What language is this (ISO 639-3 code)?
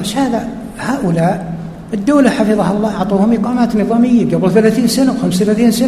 ara